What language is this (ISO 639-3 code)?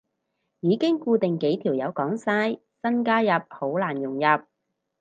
yue